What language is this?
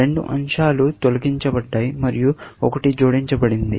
Telugu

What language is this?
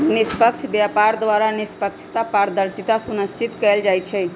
Magahi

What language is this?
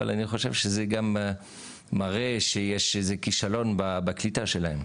Hebrew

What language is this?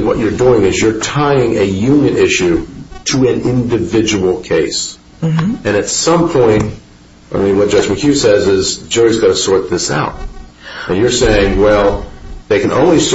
English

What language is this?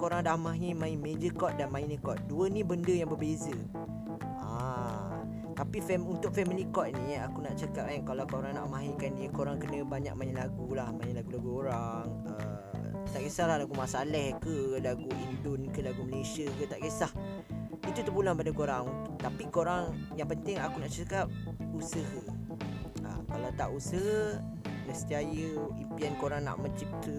Malay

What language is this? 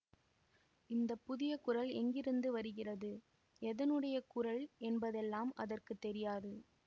Tamil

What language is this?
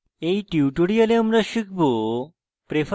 Bangla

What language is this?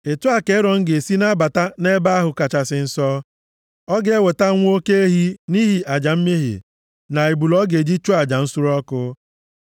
Igbo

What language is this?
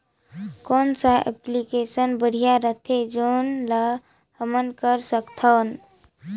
Chhattisgarhi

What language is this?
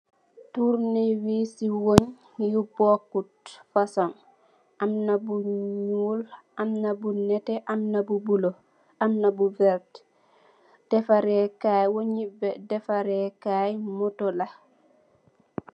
Wolof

